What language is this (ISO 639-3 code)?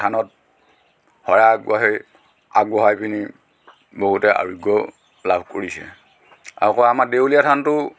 asm